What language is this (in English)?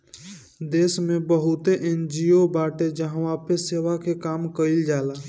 Bhojpuri